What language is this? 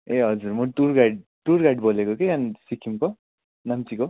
Nepali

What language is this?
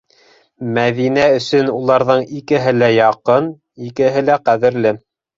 Bashkir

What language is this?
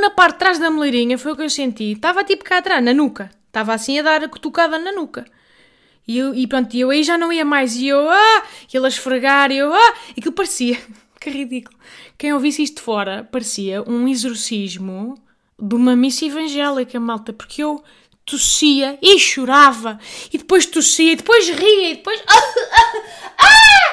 Portuguese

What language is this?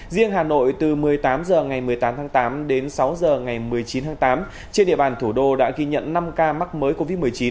Vietnamese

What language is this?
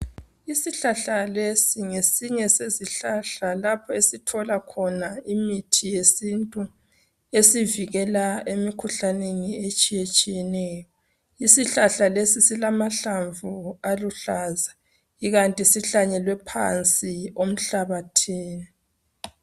North Ndebele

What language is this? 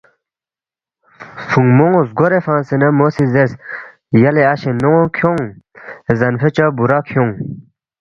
Balti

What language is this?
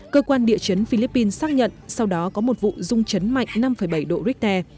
Vietnamese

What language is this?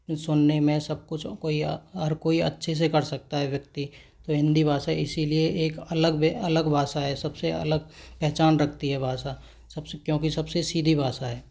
Hindi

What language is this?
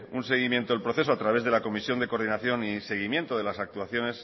Spanish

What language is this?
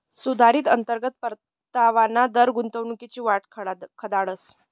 Marathi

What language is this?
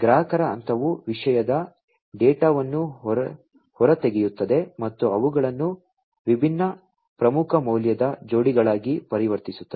Kannada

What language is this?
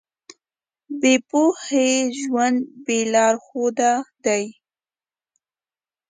Pashto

